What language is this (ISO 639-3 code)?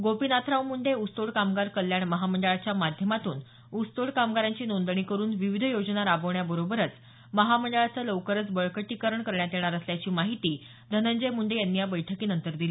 mar